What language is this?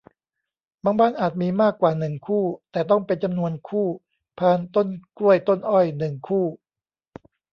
Thai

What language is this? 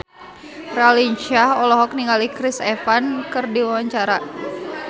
Sundanese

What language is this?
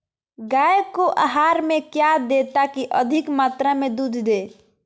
Magahi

